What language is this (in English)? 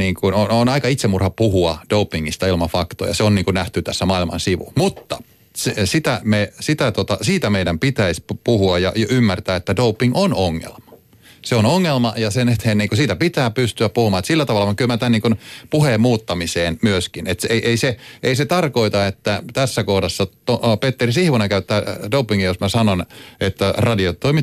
Finnish